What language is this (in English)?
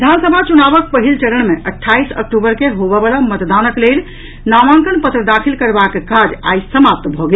Maithili